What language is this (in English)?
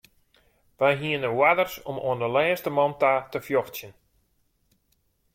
Western Frisian